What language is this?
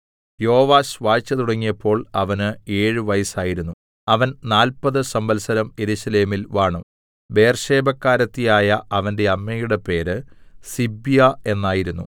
Malayalam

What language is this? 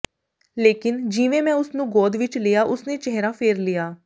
Punjabi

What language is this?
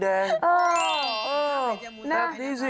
Thai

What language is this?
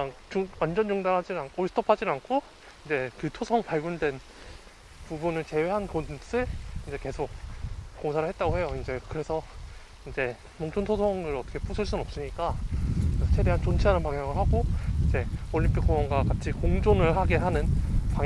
Korean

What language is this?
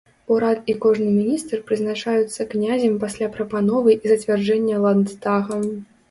Belarusian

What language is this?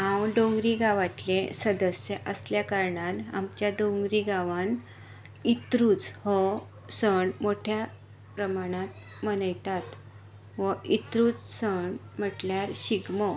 Konkani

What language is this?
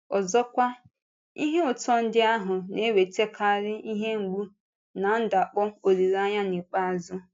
Igbo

